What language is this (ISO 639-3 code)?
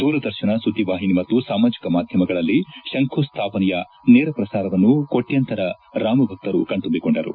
kan